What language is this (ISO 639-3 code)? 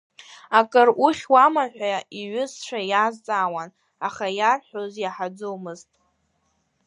abk